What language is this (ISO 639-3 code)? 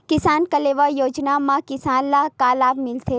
hne